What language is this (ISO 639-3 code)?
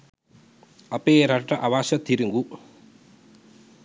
sin